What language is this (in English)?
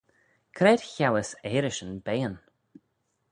Manx